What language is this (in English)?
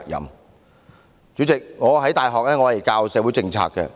Cantonese